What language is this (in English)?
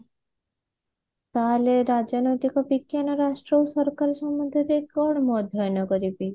Odia